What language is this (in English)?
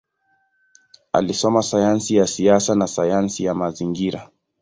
Swahili